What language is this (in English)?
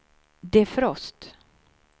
Swedish